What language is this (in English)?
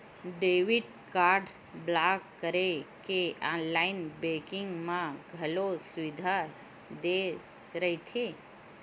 Chhattisgarhi